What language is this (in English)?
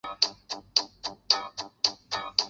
Chinese